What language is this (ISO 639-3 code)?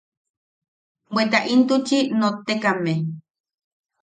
yaq